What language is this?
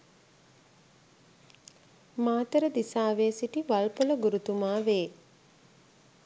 Sinhala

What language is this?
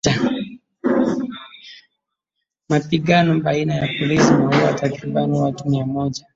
Swahili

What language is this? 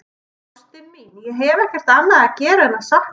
Icelandic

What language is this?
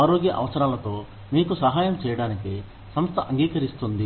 Telugu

